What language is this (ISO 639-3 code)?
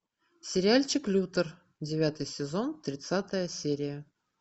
rus